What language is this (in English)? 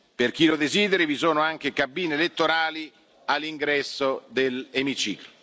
Italian